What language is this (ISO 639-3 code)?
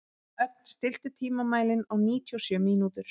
isl